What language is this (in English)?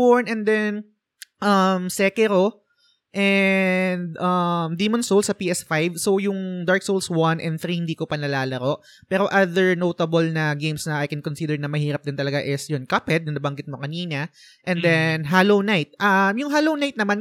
Filipino